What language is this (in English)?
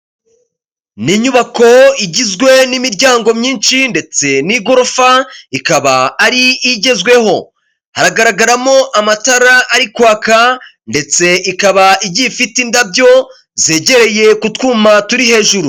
Kinyarwanda